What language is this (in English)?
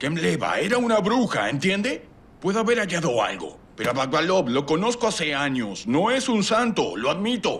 Spanish